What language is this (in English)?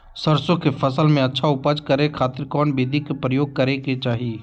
Magahi